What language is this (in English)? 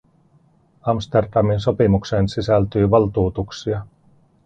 Finnish